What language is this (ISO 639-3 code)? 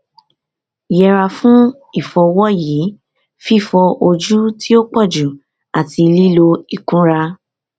yor